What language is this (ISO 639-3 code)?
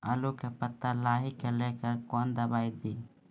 mai